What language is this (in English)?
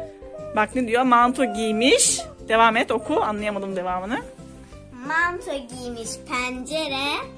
Turkish